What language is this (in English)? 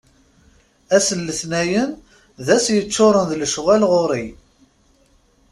Kabyle